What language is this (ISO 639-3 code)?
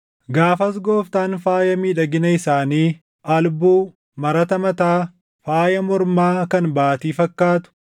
orm